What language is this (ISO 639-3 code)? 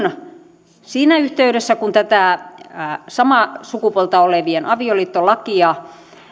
fin